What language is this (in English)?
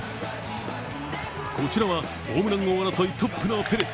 Japanese